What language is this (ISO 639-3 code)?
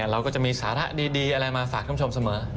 tha